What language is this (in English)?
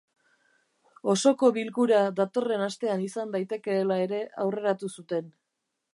Basque